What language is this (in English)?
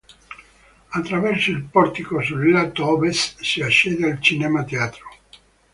Italian